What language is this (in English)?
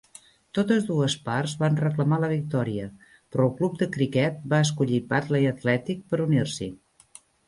Catalan